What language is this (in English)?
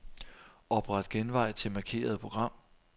Danish